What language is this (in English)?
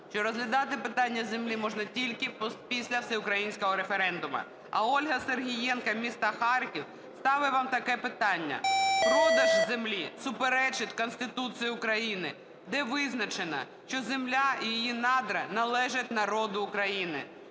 Ukrainian